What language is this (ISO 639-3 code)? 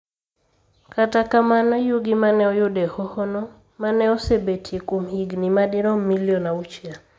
luo